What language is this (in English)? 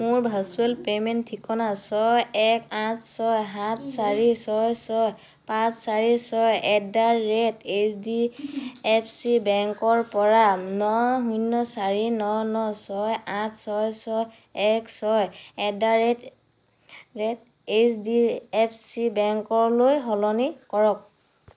Assamese